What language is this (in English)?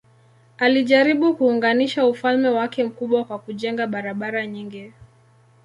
Swahili